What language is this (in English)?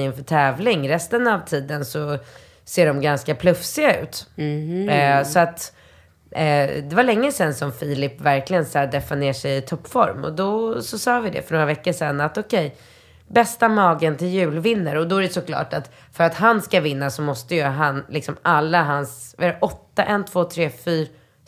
Swedish